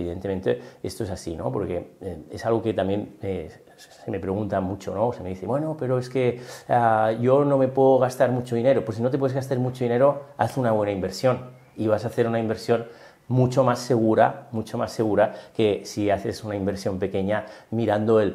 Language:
Spanish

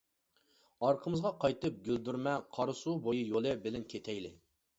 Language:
Uyghur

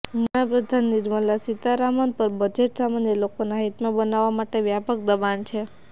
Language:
Gujarati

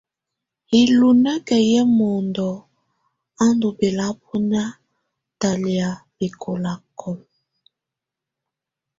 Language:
Tunen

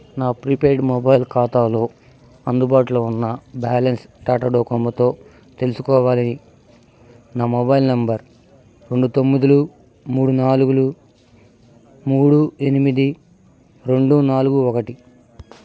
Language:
Telugu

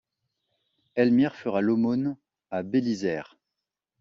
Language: French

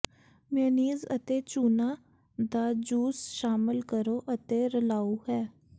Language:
Punjabi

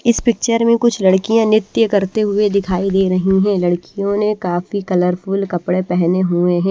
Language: Hindi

